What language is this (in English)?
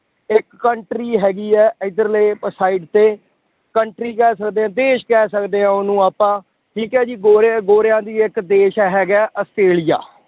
Punjabi